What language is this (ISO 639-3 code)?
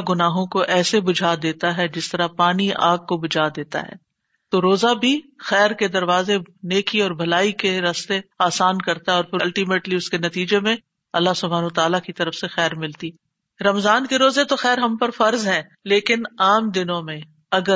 urd